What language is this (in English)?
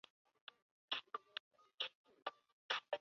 Chinese